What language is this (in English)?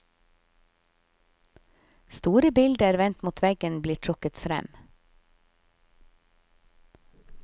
Norwegian